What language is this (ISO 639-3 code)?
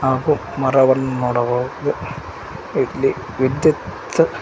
kan